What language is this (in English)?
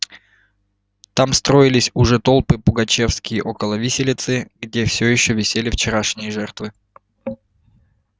Russian